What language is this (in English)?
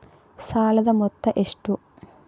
Kannada